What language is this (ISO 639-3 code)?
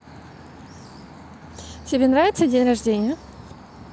rus